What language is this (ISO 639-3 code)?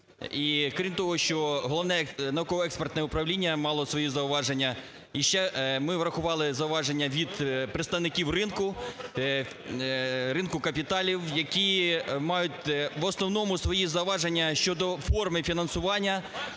ukr